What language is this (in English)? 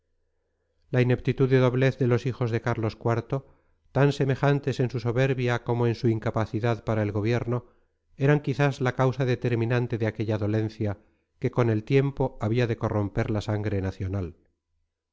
Spanish